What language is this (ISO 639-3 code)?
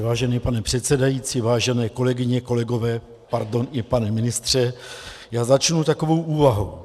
ces